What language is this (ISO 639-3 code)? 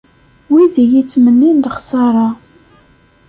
kab